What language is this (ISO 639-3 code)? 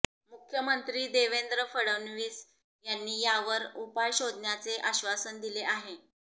mar